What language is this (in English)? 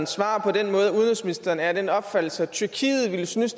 Danish